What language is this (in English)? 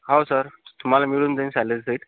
Marathi